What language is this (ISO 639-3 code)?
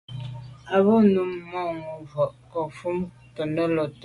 byv